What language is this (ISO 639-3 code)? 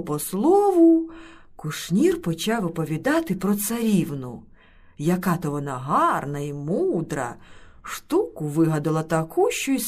ukr